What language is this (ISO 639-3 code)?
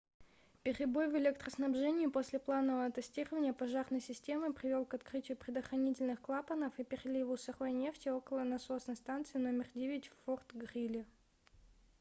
rus